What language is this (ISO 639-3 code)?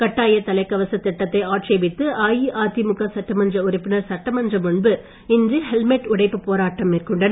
tam